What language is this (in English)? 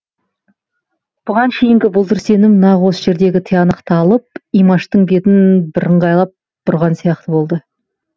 Kazakh